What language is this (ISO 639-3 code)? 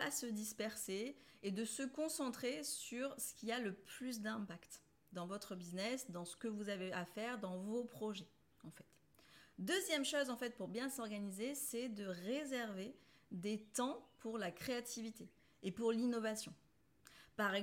fra